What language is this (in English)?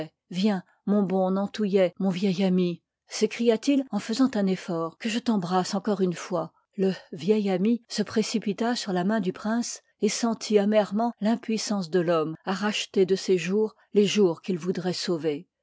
French